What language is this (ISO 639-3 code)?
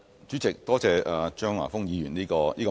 yue